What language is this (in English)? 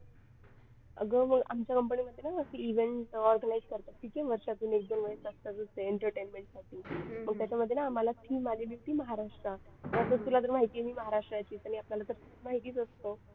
Marathi